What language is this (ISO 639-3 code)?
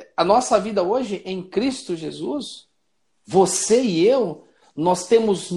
por